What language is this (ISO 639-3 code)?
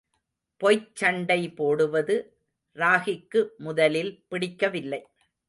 tam